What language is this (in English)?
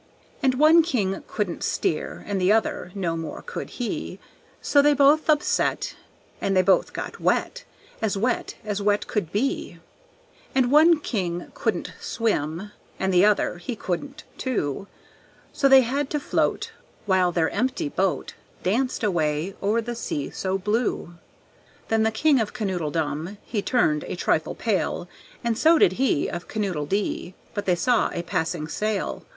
English